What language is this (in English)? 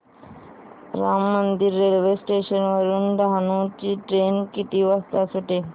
Marathi